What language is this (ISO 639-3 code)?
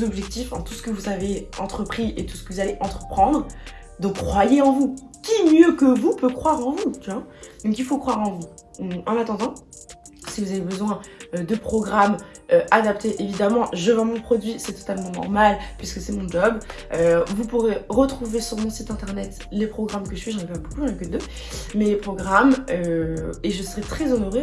fra